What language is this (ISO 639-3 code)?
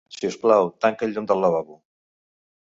cat